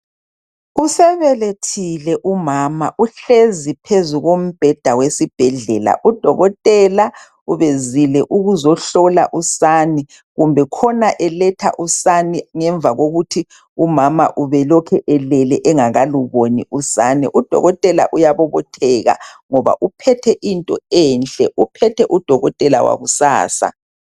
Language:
North Ndebele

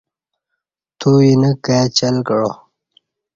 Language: Kati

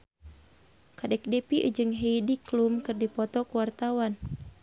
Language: Sundanese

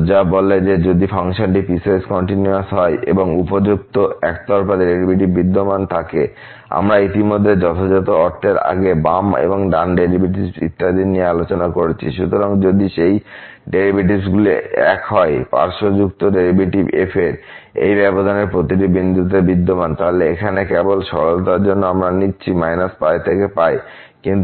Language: Bangla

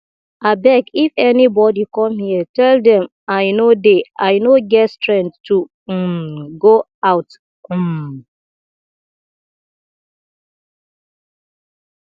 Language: Nigerian Pidgin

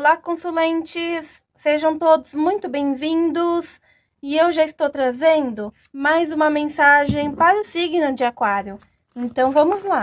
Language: Portuguese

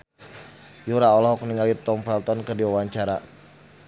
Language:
Sundanese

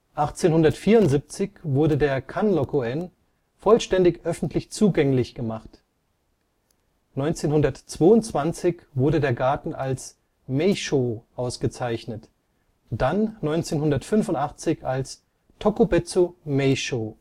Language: German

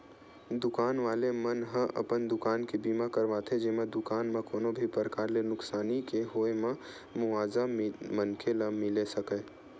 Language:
Chhattisgarhi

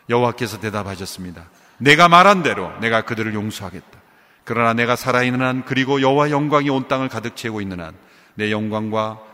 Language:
Korean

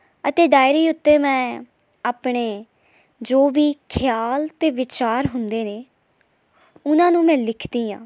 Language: Punjabi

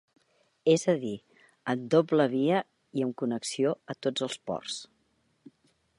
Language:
Catalan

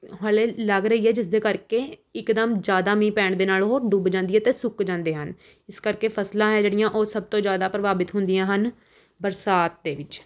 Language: Punjabi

